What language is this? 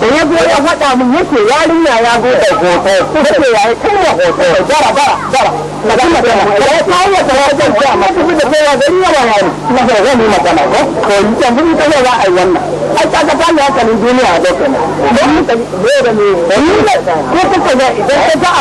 Thai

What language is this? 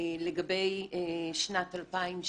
Hebrew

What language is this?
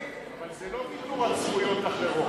Hebrew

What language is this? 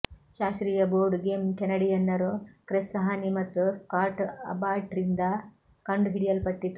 Kannada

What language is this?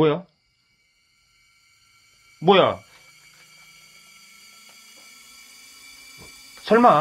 Korean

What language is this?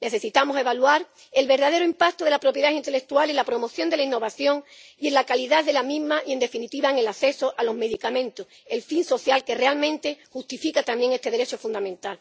Spanish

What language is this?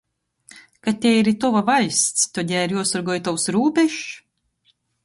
Latgalian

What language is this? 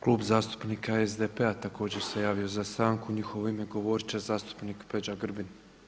Croatian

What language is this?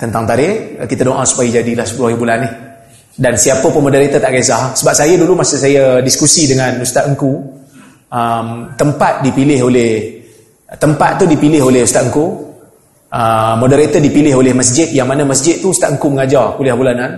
Malay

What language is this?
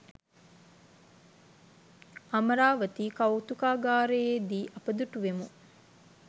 Sinhala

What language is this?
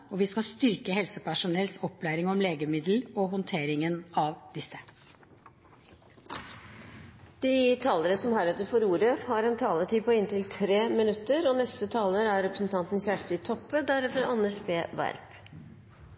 Norwegian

